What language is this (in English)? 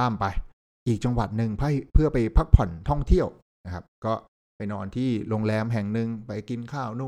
Thai